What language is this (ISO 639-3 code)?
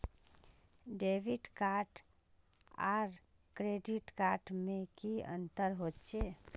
mag